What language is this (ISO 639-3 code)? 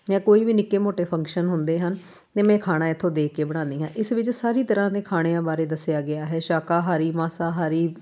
pan